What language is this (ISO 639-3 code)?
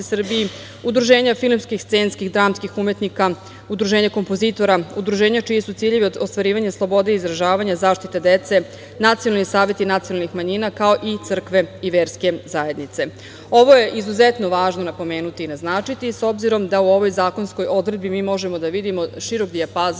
srp